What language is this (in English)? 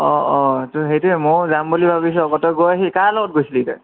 Assamese